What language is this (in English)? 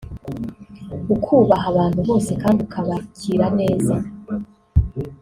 Kinyarwanda